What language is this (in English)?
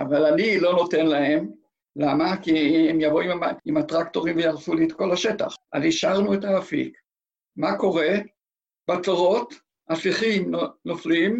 Hebrew